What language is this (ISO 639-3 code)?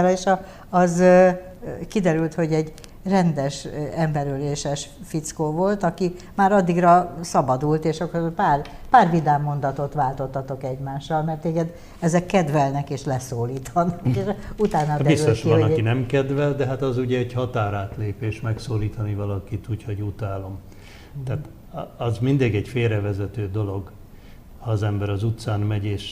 hun